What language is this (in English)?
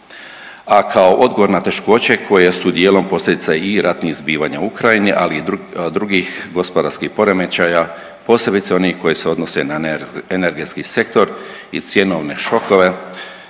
Croatian